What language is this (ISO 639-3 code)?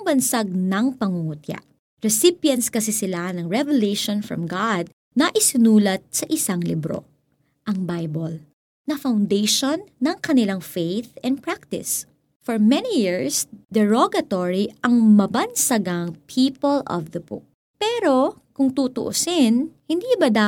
fil